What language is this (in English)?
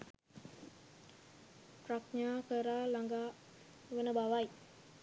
Sinhala